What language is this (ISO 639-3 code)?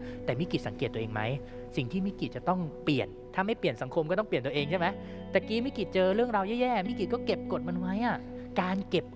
tha